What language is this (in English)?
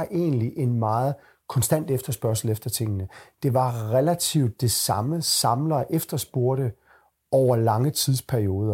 Danish